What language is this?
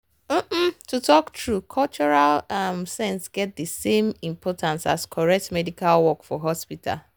Nigerian Pidgin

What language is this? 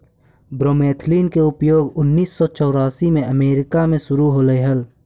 Magahi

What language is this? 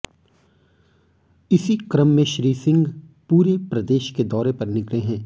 Hindi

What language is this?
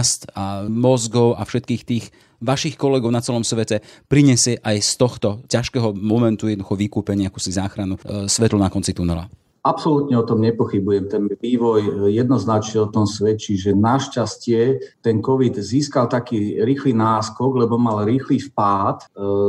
Slovak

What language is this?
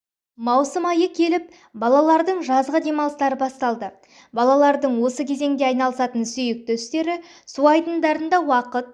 Kazakh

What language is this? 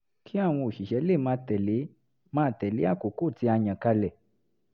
Yoruba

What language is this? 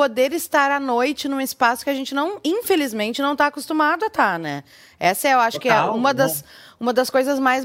Portuguese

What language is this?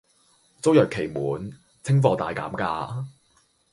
Cantonese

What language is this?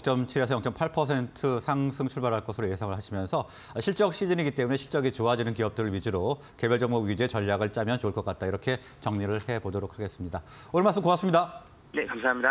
Korean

